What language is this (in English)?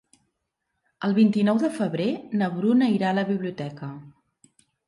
Catalan